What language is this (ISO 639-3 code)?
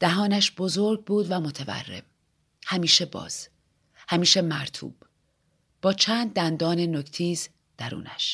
fas